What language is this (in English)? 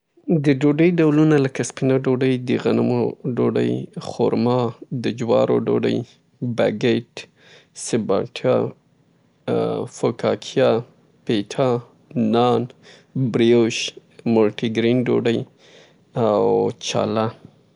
Southern Pashto